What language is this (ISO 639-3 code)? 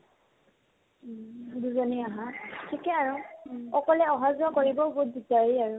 asm